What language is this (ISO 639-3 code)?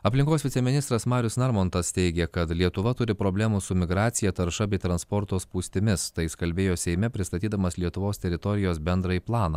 lit